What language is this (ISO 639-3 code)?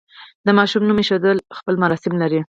pus